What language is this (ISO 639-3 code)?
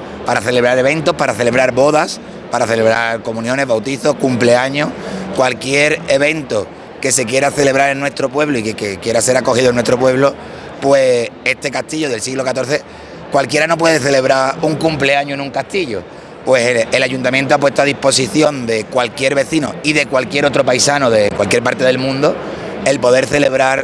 spa